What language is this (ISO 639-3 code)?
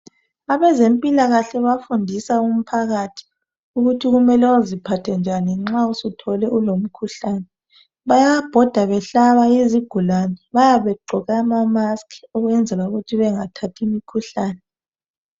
nde